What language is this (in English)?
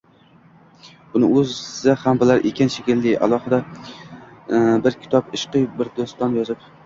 Uzbek